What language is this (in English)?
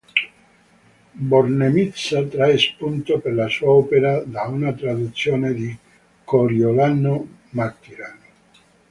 Italian